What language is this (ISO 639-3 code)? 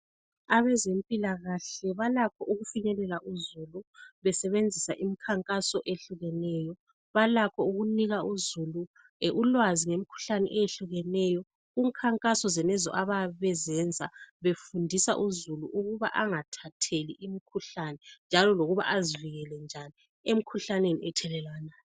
nde